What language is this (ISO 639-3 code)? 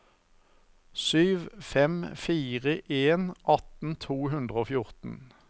nor